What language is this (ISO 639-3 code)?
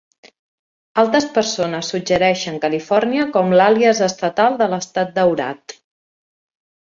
cat